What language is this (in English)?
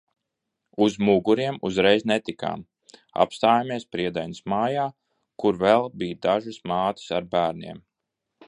Latvian